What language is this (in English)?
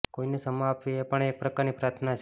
Gujarati